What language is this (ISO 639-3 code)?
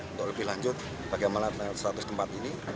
ind